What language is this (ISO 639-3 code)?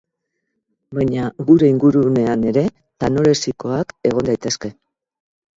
eus